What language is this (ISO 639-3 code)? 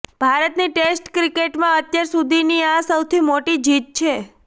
guj